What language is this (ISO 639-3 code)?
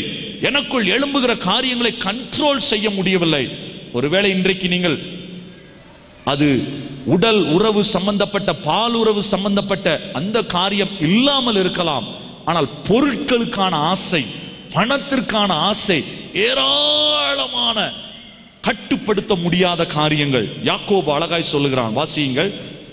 tam